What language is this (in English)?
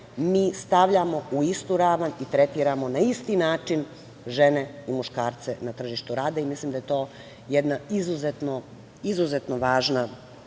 Serbian